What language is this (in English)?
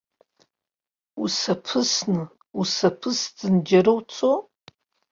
Abkhazian